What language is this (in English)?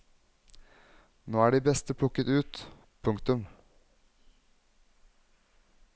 Norwegian